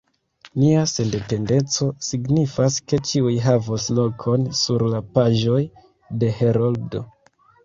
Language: Esperanto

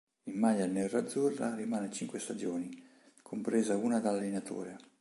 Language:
Italian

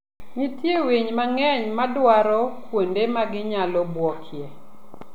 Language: Luo (Kenya and Tanzania)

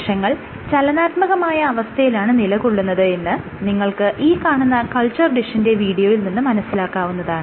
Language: Malayalam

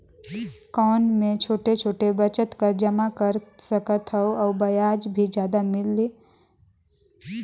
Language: Chhattisgarhi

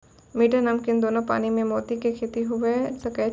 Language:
Maithili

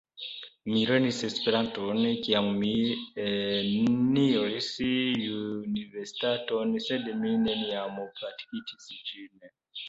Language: Esperanto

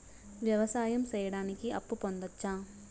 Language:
Telugu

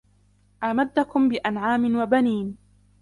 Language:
Arabic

